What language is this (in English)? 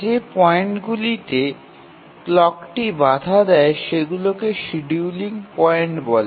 Bangla